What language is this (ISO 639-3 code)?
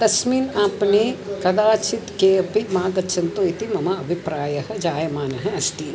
san